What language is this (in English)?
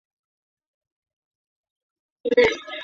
Chinese